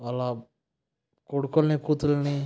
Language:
Telugu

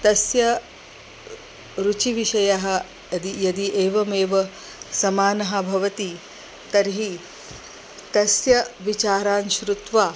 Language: Sanskrit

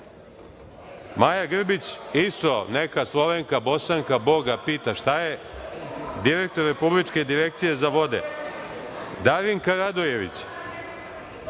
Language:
Serbian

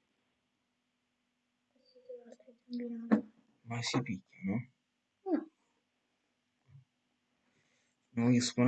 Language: Italian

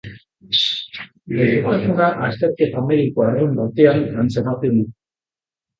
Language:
Basque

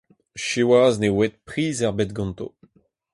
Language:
Breton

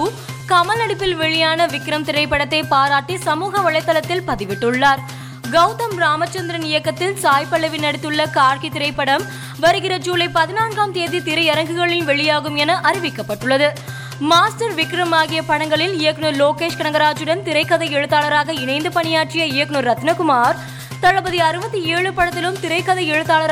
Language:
Tamil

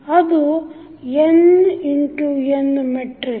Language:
Kannada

